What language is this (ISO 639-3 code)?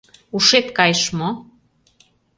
chm